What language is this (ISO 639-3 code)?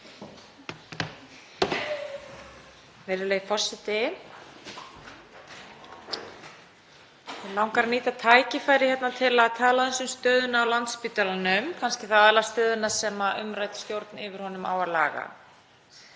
isl